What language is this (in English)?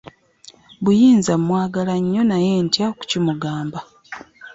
Ganda